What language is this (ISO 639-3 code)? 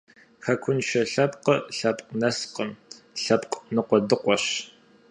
kbd